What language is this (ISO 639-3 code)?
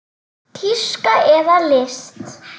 isl